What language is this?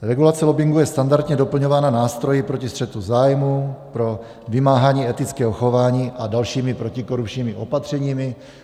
Czech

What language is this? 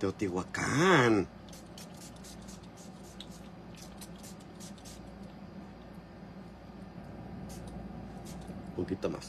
Spanish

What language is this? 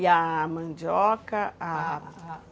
Portuguese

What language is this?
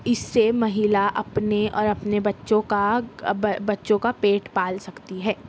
Urdu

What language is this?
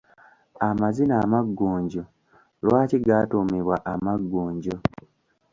Ganda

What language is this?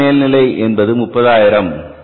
Tamil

